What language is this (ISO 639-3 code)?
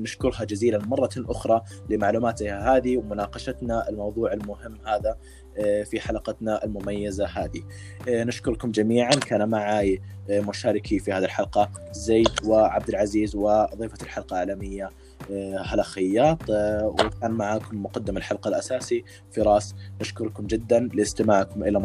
ara